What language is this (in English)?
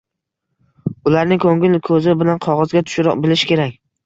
Uzbek